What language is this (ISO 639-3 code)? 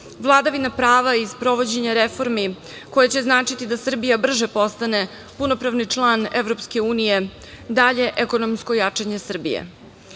srp